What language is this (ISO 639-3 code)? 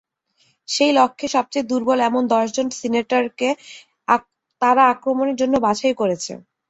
ben